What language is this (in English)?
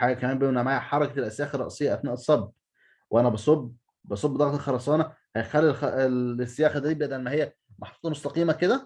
Arabic